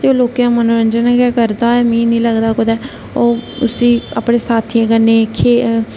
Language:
Dogri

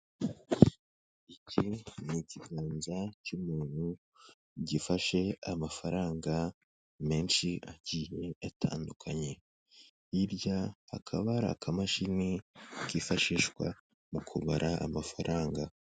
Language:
Kinyarwanda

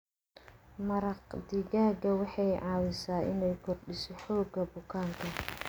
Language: Somali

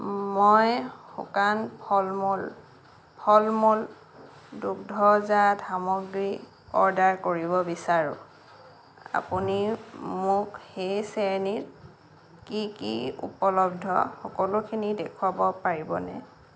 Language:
Assamese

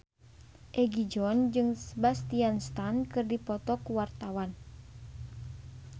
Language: Sundanese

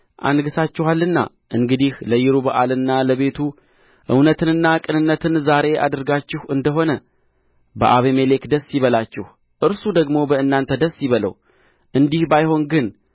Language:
Amharic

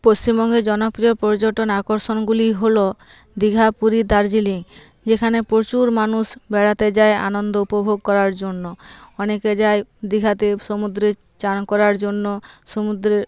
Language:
Bangla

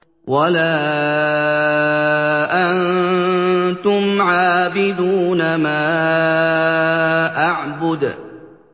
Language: Arabic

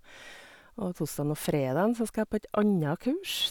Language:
Norwegian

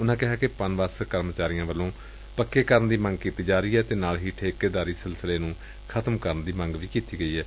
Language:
Punjabi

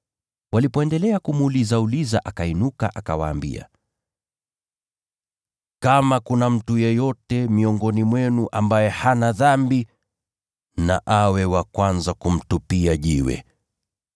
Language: Swahili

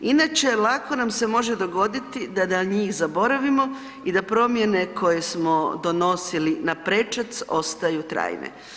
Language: Croatian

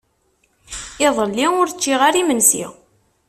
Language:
Kabyle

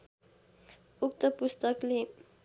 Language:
Nepali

